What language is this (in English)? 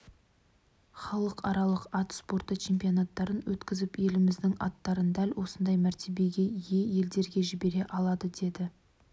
Kazakh